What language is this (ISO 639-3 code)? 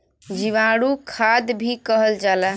bho